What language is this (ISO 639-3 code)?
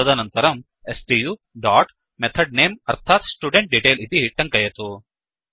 san